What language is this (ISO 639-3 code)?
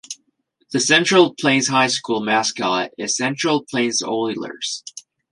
eng